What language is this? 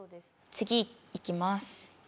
Japanese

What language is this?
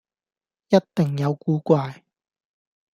Cantonese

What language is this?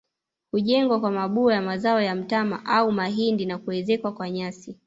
Swahili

